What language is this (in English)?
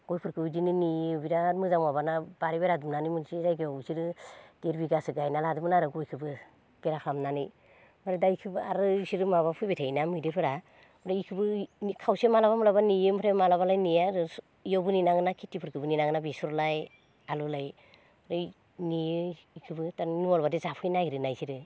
Bodo